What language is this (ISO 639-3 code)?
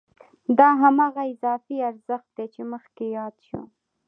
pus